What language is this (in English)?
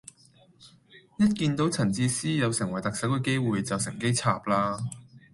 Cantonese